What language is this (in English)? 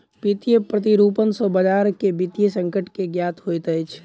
Maithili